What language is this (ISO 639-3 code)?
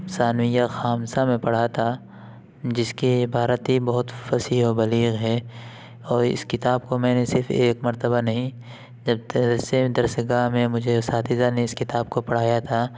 urd